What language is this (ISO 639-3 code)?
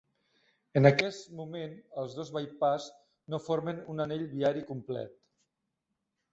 cat